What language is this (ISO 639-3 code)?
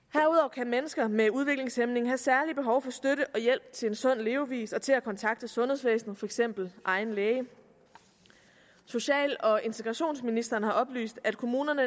dan